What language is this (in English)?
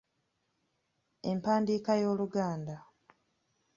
Ganda